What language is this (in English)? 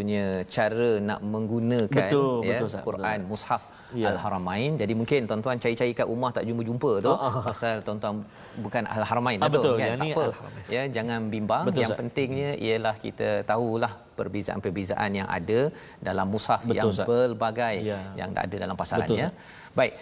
Malay